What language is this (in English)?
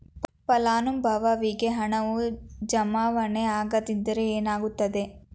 Kannada